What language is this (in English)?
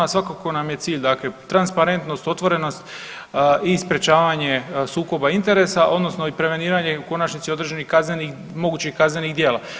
Croatian